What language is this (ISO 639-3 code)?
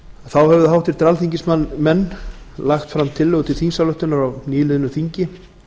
isl